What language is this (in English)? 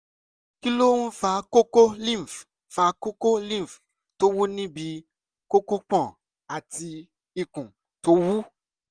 Yoruba